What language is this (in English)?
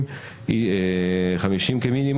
Hebrew